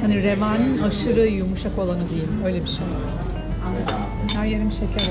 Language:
Turkish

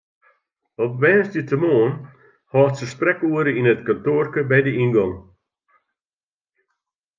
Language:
Western Frisian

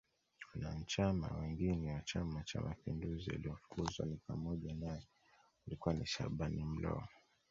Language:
Swahili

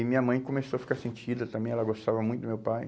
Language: Portuguese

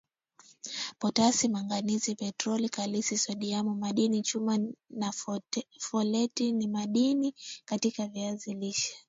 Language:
Swahili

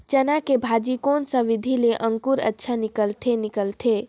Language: Chhattisgarhi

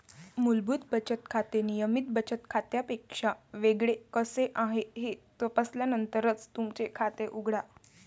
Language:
Marathi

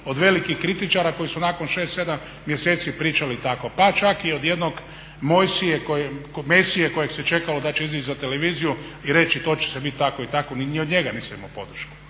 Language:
Croatian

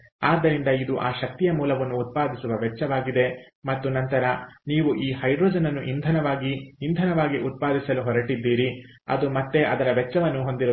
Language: Kannada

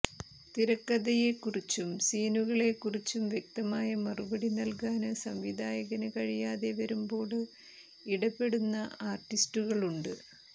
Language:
Malayalam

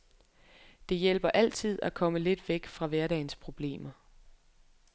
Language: Danish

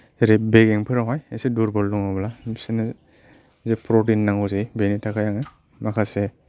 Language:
Bodo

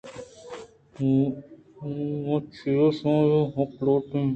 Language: Eastern Balochi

